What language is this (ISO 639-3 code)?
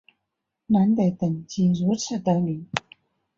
zho